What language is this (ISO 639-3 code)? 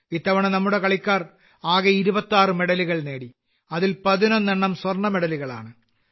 mal